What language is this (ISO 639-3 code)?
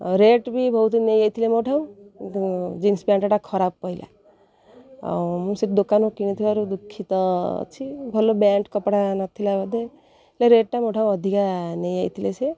ori